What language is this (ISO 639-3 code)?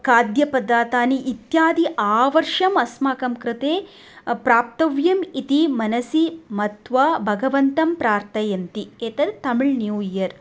san